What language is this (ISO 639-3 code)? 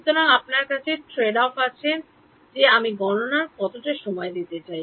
ben